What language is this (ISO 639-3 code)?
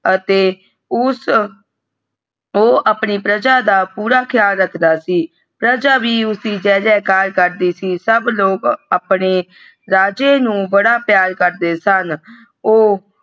pan